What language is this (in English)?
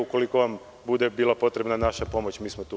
Serbian